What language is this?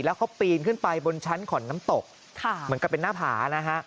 Thai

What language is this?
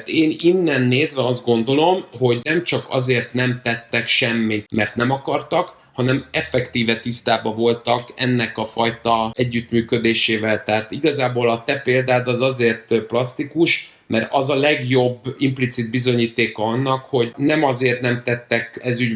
Hungarian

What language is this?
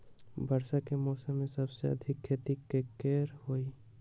Magahi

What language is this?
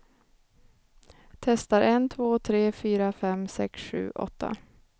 Swedish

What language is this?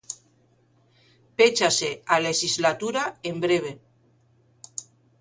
Galician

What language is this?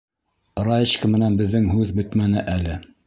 Bashkir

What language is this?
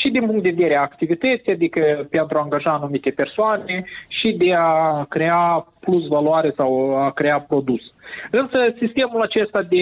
Romanian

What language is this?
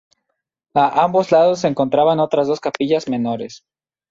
Spanish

